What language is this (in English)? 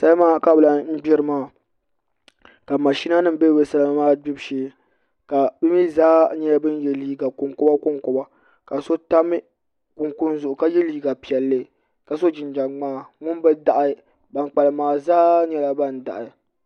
Dagbani